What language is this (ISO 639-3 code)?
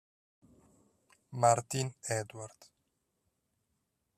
ita